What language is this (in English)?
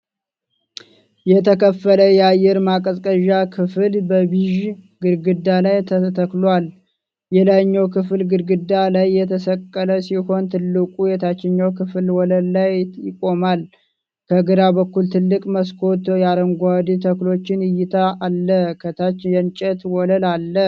Amharic